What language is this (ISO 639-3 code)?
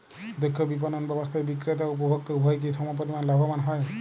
ben